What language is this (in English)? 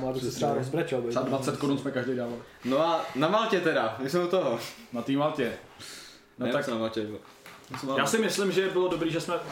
Czech